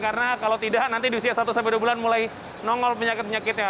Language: Indonesian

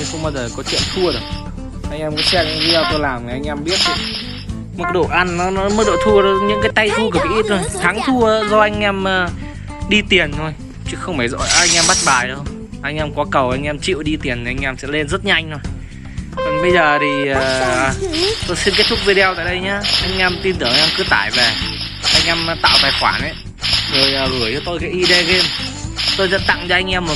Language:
Vietnamese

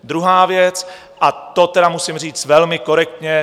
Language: Czech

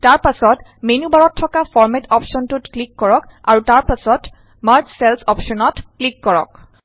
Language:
Assamese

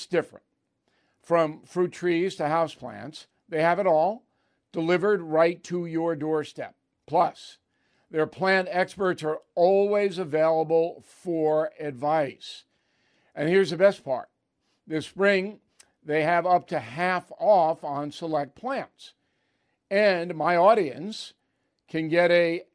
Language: English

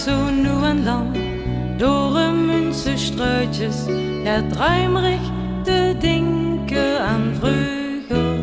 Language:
Dutch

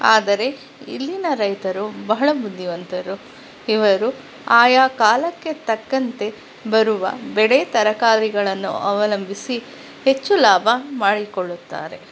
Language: Kannada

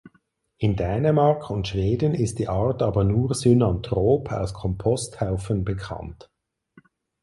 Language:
German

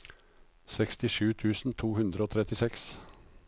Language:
Norwegian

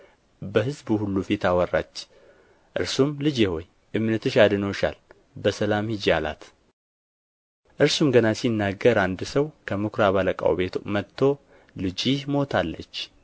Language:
Amharic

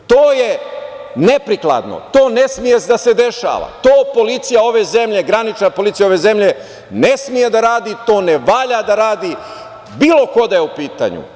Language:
Serbian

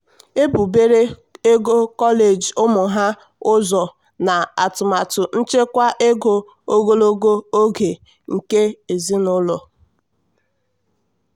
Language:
Igbo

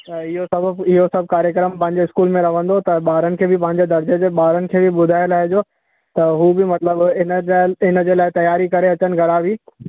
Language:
Sindhi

